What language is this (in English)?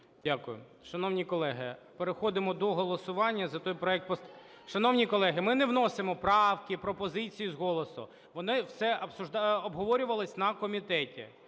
Ukrainian